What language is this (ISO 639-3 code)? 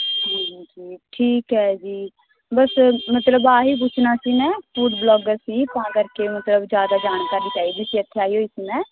pan